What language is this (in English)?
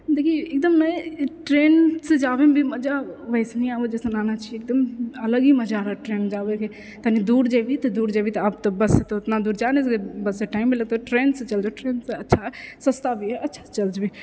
Maithili